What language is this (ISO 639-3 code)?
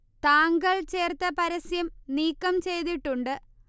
mal